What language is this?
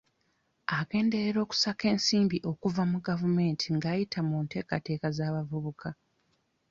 Ganda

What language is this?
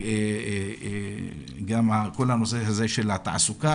Hebrew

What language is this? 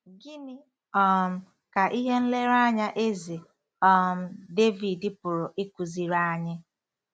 Igbo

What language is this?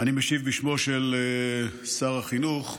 Hebrew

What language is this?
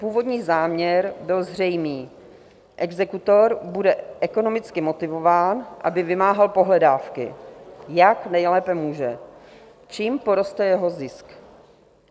Czech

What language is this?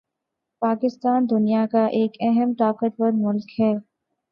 Urdu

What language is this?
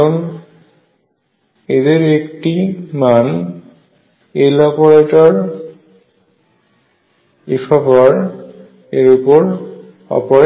Bangla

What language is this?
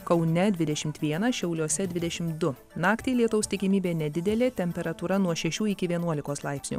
Lithuanian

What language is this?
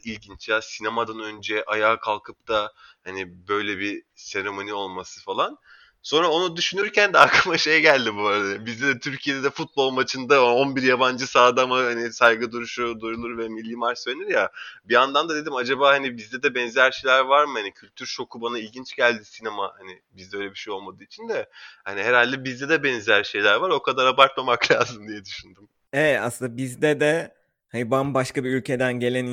Turkish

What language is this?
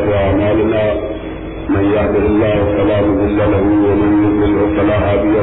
Urdu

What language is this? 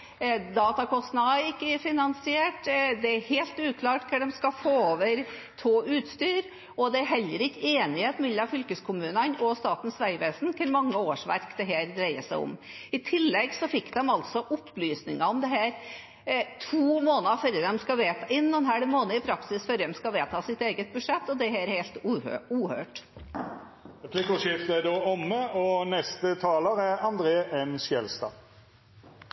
Norwegian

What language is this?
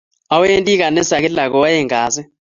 Kalenjin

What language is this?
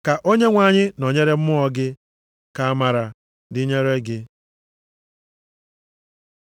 Igbo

